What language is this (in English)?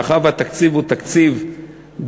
Hebrew